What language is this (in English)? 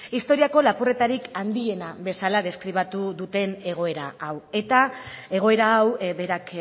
Basque